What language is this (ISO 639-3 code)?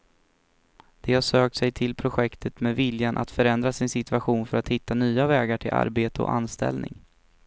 swe